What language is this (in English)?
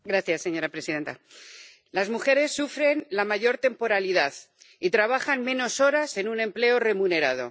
Spanish